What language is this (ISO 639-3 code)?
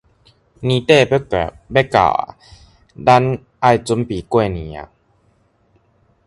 nan